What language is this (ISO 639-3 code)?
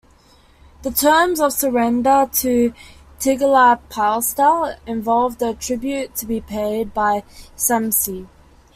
eng